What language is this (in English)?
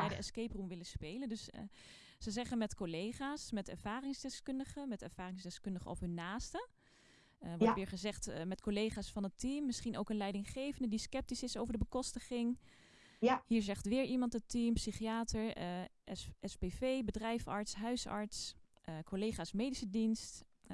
Dutch